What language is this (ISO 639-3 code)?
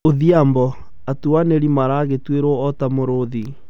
kik